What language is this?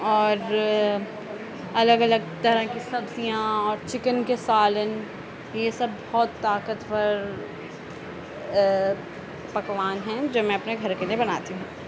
Urdu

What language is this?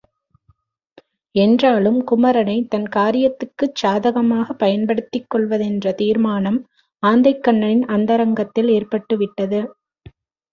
Tamil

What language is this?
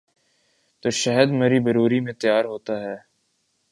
Urdu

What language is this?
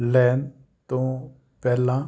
Punjabi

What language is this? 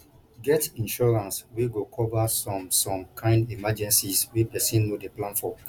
Nigerian Pidgin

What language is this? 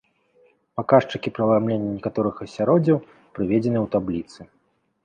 Belarusian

